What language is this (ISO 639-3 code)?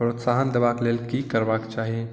mai